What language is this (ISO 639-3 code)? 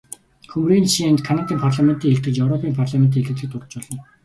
mon